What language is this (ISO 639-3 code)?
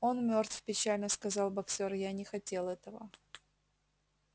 rus